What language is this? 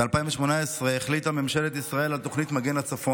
Hebrew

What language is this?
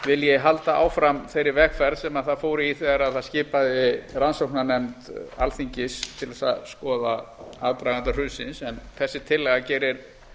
Icelandic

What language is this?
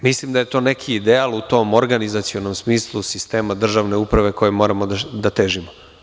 Serbian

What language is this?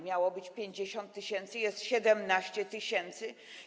Polish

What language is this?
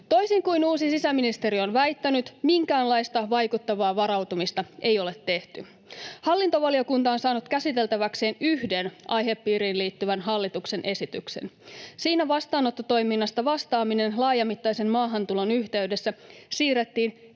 Finnish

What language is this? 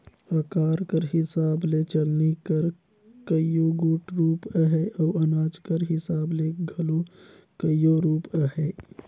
Chhattisgarhi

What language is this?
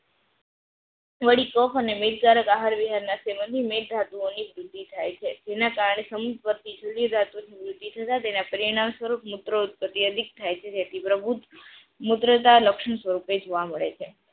Gujarati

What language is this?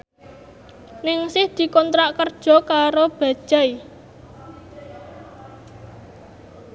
Javanese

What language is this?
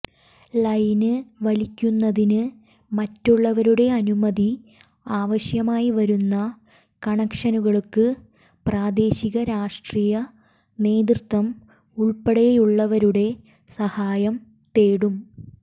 Malayalam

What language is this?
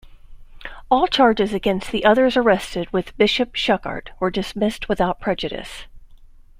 English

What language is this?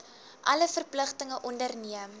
Afrikaans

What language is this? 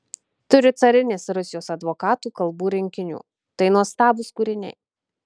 Lithuanian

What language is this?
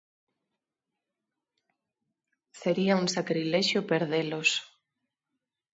Galician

